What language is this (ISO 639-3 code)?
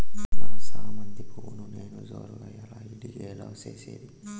tel